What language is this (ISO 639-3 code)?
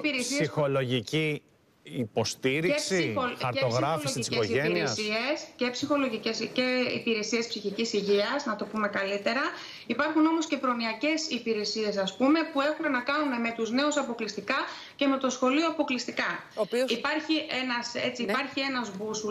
ell